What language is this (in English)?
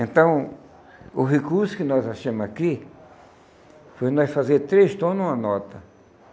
Portuguese